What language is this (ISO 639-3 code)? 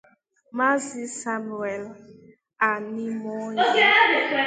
ibo